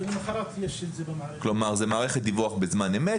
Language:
Hebrew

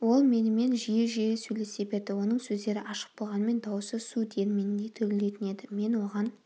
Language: Kazakh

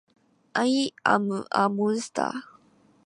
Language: Japanese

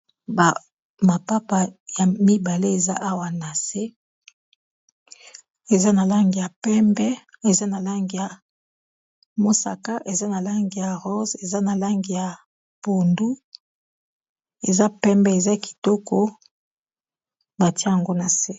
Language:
Lingala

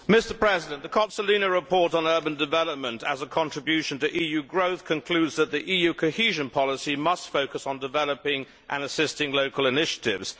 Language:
English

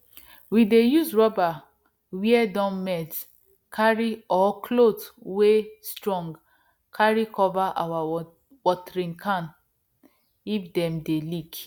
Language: Nigerian Pidgin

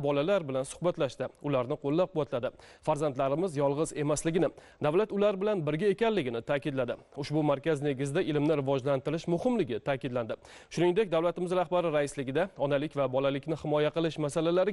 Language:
Turkish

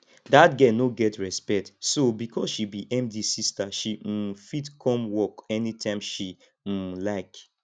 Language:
Nigerian Pidgin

